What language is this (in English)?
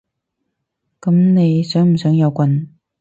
Cantonese